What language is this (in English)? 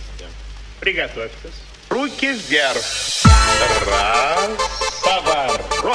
Russian